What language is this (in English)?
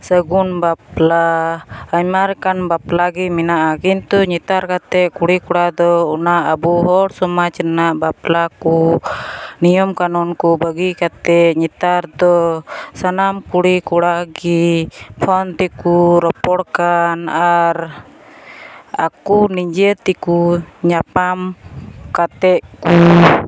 Santali